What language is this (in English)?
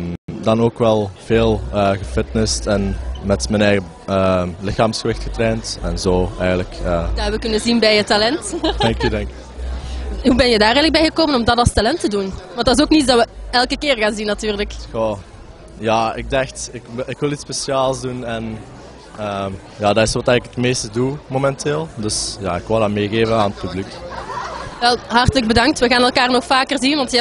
Dutch